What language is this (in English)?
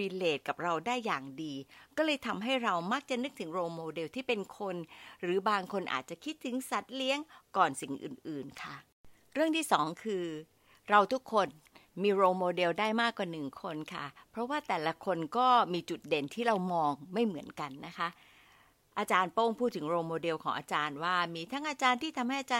Thai